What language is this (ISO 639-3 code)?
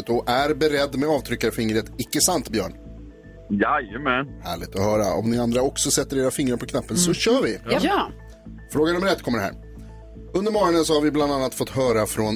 swe